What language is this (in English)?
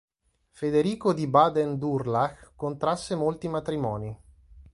Italian